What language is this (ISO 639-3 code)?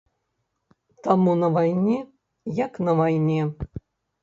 bel